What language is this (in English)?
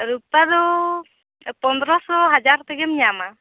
Santali